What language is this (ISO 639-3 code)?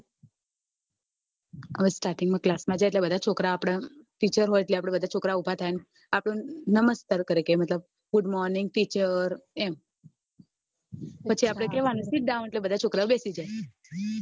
guj